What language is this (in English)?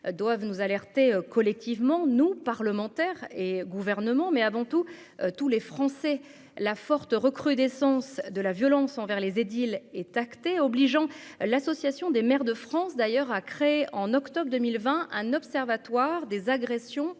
French